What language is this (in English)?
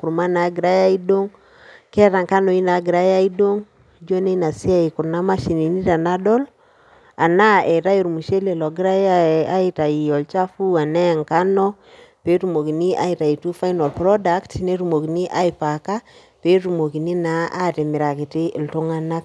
Masai